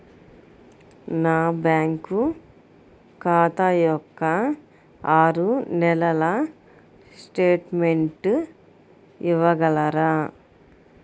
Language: Telugu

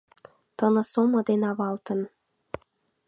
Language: Mari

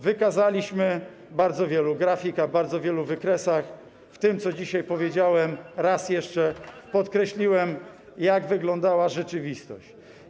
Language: Polish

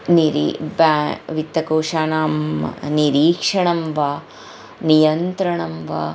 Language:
Sanskrit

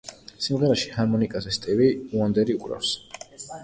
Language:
Georgian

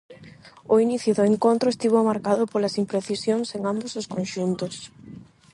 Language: Galician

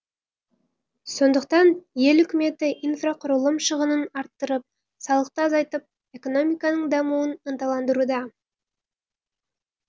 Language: Kazakh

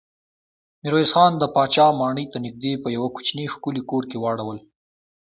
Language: Pashto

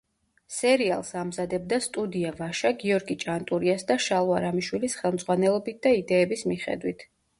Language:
Georgian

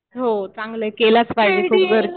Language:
Marathi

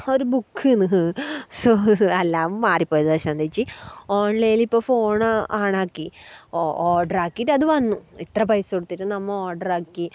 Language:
Malayalam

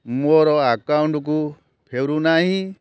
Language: Odia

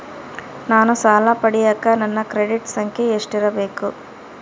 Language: Kannada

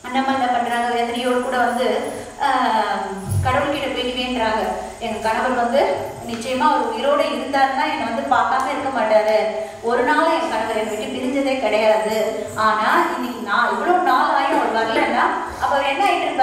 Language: Korean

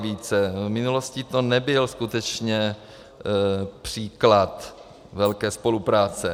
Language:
Czech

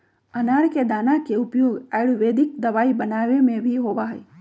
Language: Magahi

